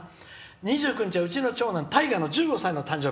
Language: Japanese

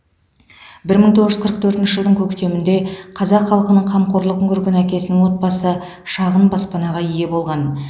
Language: Kazakh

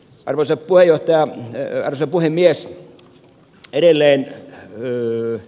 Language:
Finnish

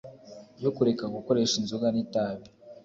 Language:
Kinyarwanda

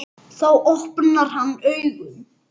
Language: Icelandic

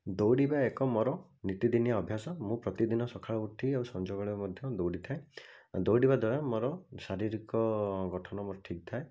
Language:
Odia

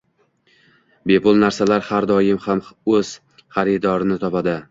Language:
Uzbek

